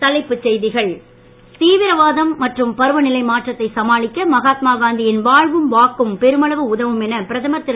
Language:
Tamil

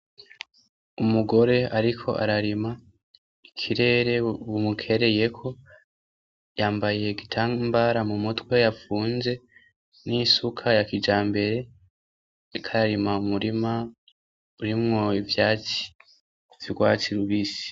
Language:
Rundi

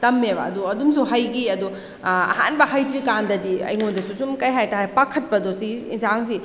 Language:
Manipuri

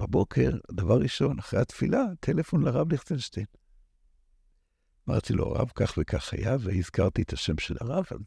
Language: Hebrew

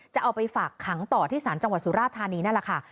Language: Thai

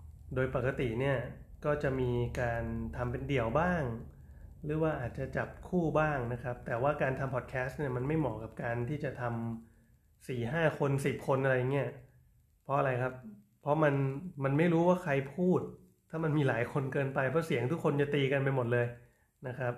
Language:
Thai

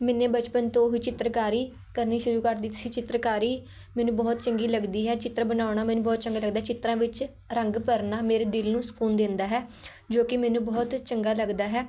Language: Punjabi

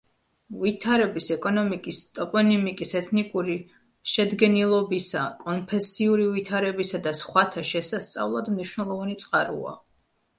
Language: Georgian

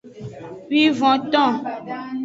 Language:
Aja (Benin)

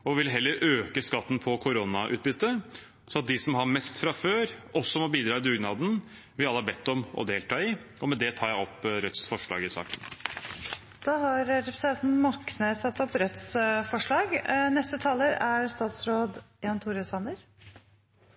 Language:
Norwegian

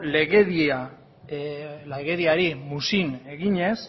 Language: Basque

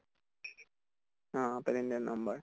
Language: Assamese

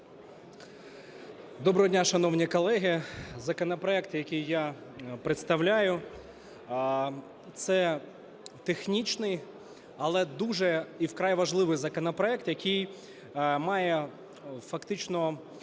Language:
Ukrainian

